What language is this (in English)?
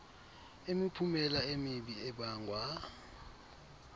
Xhosa